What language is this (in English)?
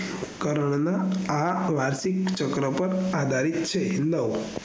Gujarati